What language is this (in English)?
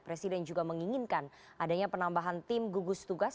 Indonesian